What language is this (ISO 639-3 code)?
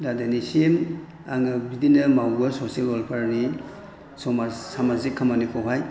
brx